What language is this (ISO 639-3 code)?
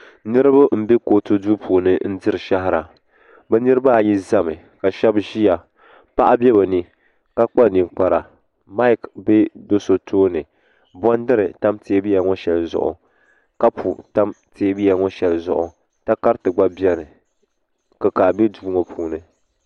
dag